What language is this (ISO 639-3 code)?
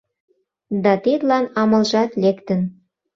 chm